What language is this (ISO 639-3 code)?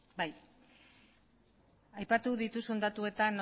eus